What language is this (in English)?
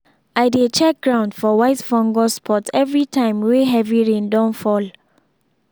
Nigerian Pidgin